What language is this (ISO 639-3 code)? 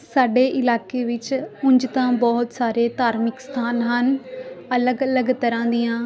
pan